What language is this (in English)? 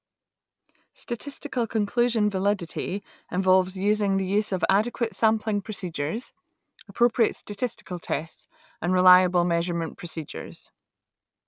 English